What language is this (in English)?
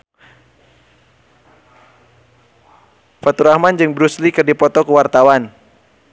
Sundanese